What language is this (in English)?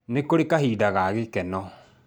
Kikuyu